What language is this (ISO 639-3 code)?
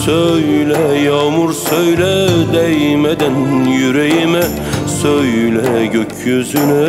tur